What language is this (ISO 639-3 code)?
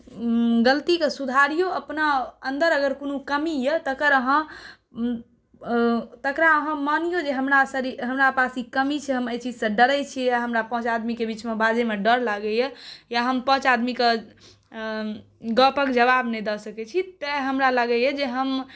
mai